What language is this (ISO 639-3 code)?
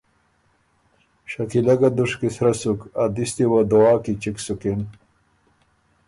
oru